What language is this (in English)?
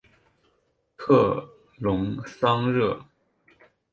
Chinese